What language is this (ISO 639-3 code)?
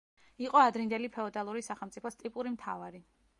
kat